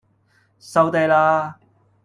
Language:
Cantonese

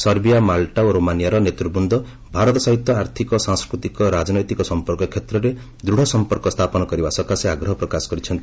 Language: Odia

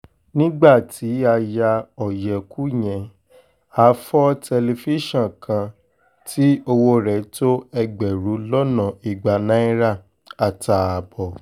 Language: Yoruba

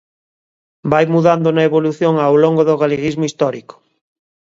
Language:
Galician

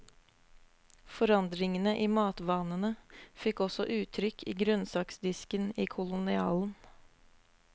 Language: Norwegian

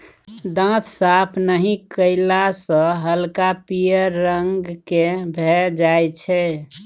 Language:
Maithili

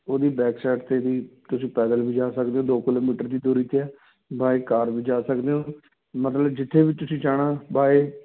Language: Punjabi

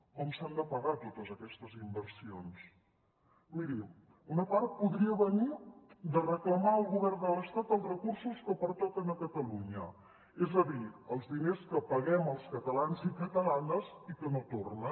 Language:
Catalan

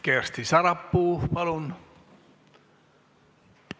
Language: Estonian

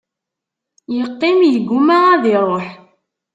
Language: Kabyle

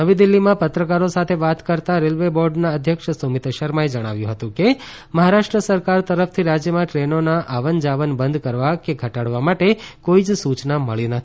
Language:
Gujarati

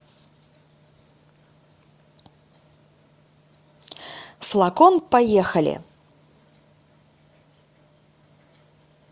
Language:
Russian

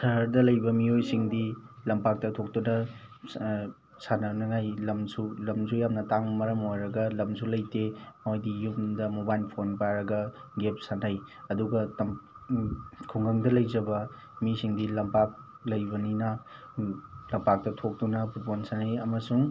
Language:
Manipuri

